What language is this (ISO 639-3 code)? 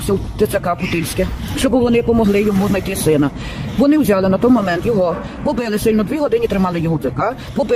ukr